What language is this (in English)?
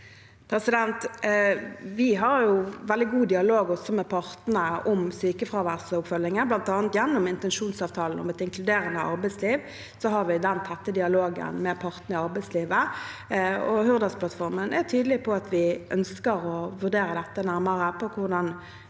Norwegian